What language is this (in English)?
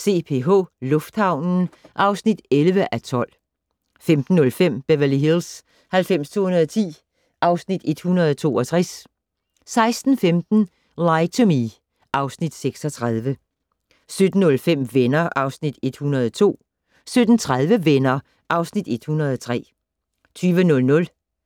Danish